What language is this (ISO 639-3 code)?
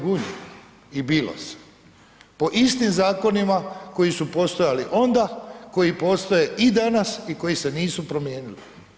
hrv